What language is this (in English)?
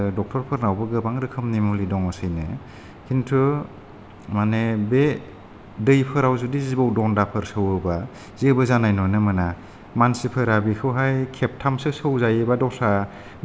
Bodo